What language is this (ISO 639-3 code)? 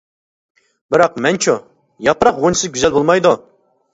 uig